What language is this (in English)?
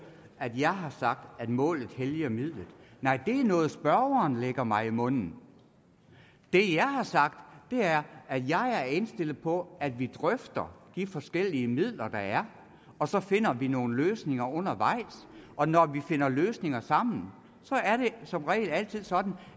Danish